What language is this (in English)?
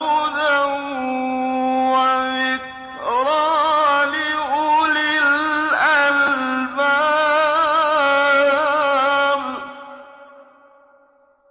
Arabic